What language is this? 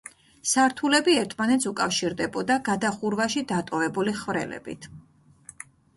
Georgian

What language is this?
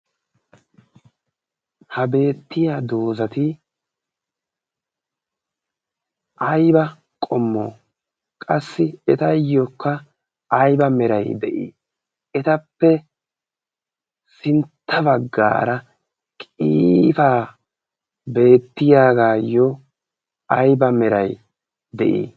Wolaytta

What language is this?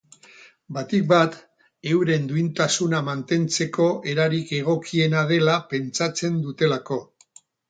Basque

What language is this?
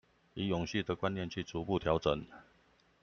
Chinese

